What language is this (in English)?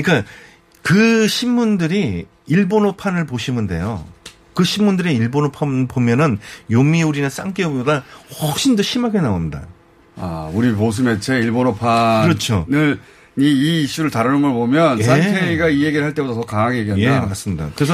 Korean